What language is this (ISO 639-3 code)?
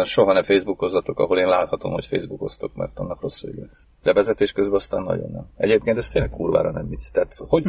hun